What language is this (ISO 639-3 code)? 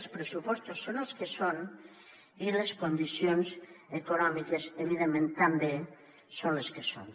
cat